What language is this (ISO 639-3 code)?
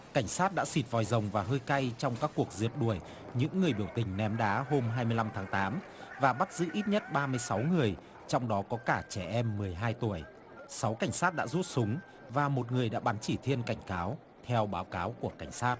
vie